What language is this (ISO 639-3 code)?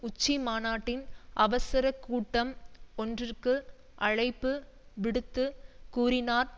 tam